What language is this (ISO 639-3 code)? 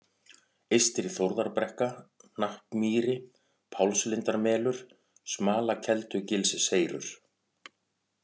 isl